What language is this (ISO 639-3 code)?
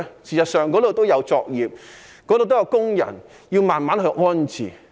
yue